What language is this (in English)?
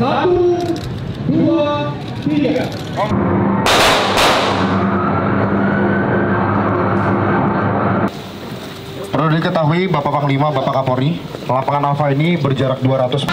Indonesian